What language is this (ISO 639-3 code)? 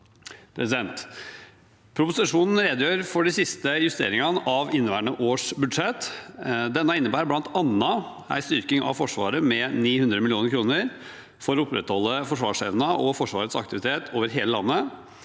nor